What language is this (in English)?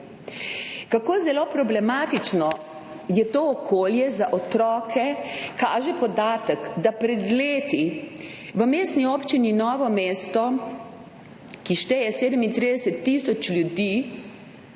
Slovenian